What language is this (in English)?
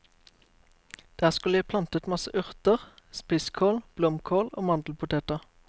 Norwegian